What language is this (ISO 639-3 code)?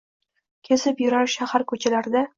uzb